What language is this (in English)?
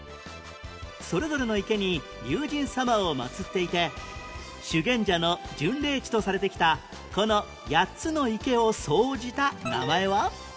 Japanese